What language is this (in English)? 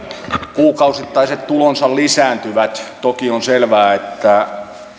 Finnish